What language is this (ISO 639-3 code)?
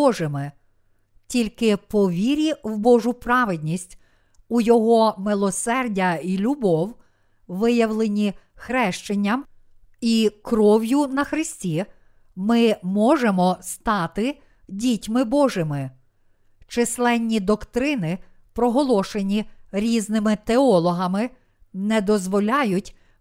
ukr